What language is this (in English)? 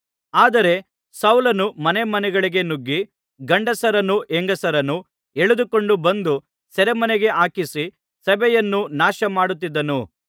Kannada